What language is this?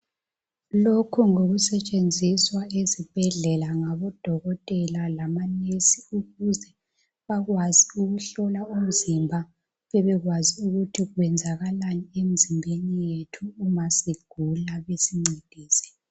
North Ndebele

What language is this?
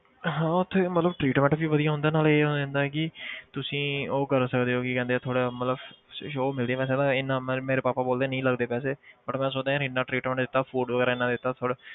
Punjabi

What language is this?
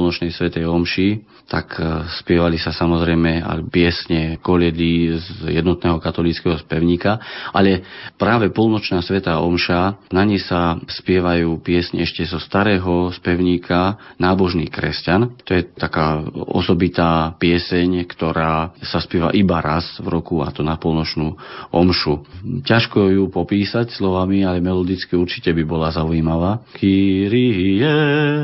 Slovak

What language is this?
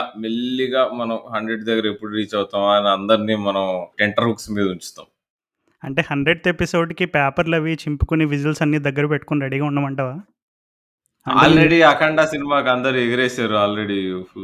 Telugu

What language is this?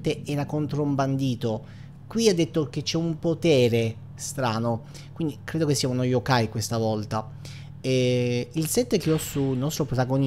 Italian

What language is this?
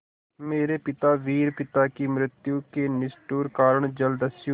Hindi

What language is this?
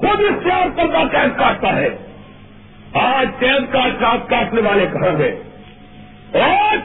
Urdu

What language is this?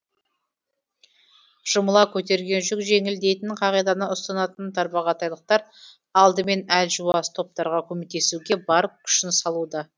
Kazakh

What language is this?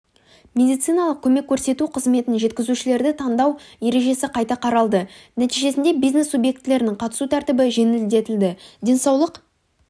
Kazakh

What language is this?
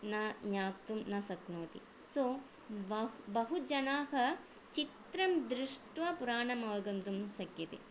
Sanskrit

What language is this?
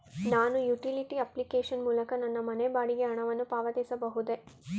Kannada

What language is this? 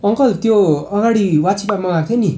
Nepali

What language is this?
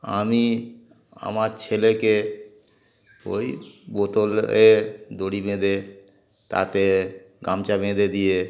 Bangla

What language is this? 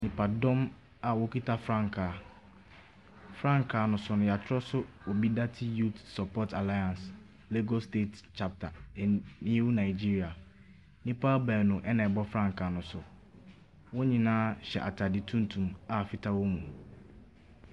Akan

